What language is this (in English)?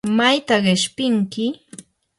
Yanahuanca Pasco Quechua